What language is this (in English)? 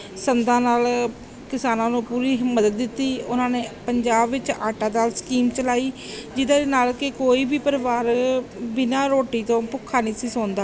Punjabi